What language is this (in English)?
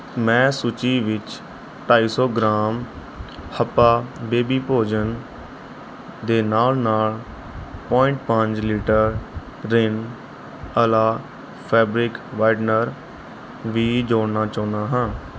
Punjabi